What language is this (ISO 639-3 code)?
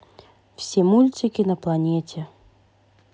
rus